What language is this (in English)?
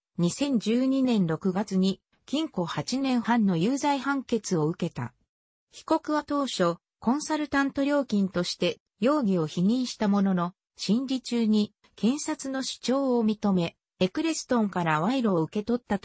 Japanese